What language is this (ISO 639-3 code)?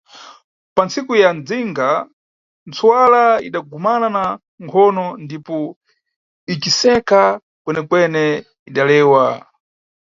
nyu